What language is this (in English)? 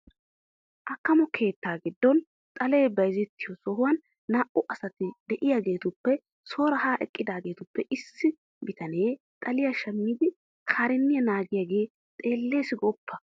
Wolaytta